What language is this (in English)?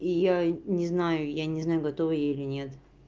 Russian